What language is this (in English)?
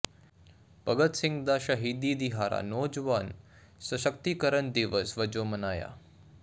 Punjabi